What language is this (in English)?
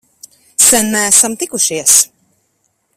Latvian